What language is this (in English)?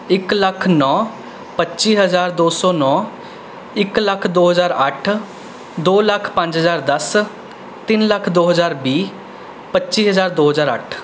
Punjabi